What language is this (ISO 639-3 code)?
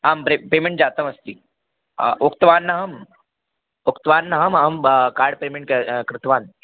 san